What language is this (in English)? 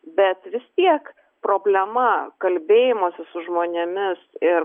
Lithuanian